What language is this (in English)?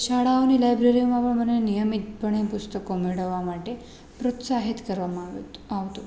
Gujarati